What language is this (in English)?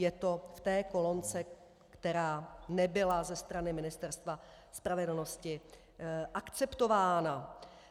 Czech